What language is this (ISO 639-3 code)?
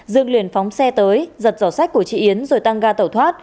vie